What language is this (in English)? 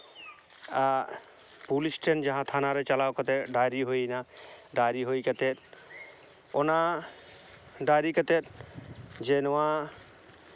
Santali